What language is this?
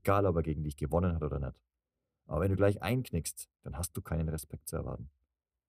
German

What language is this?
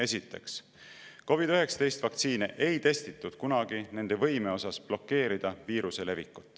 Estonian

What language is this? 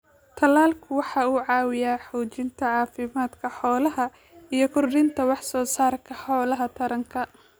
Somali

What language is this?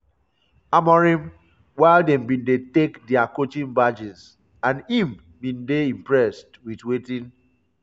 Nigerian Pidgin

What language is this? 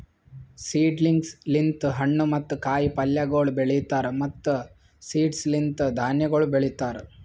Kannada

